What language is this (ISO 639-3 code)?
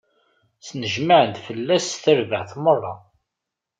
kab